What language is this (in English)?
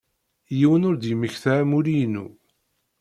Kabyle